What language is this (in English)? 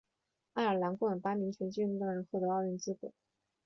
Chinese